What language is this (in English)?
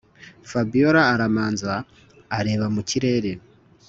Kinyarwanda